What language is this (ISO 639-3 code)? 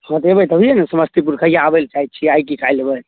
mai